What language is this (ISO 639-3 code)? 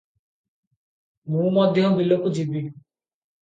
ori